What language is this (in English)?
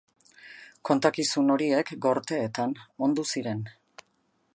Basque